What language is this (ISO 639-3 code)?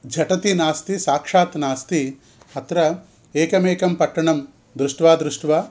san